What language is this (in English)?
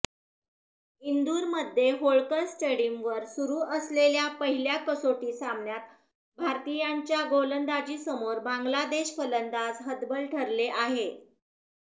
Marathi